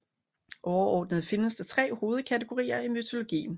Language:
Danish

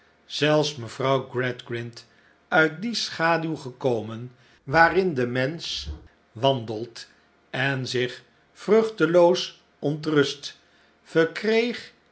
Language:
Dutch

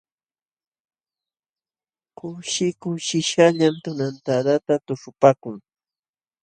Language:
Jauja Wanca Quechua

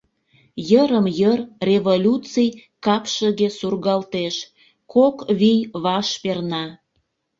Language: Mari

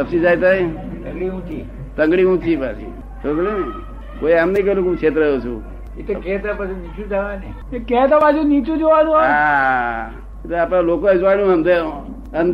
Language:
Gujarati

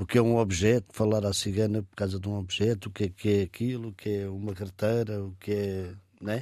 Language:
Portuguese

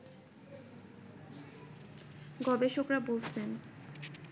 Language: Bangla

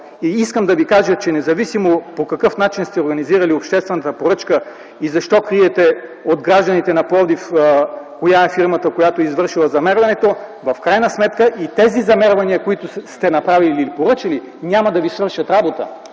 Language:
Bulgarian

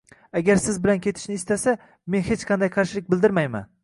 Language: Uzbek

